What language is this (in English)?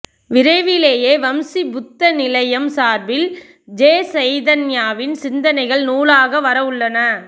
Tamil